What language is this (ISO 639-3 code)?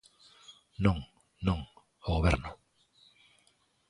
glg